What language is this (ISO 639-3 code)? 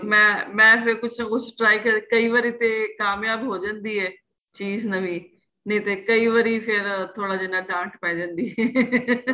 pan